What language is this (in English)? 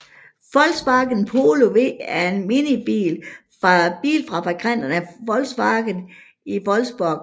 Danish